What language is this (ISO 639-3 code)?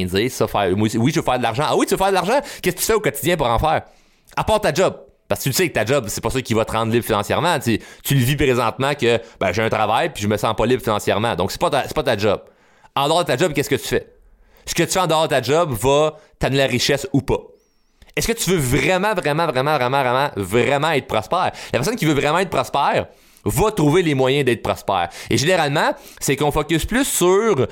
fra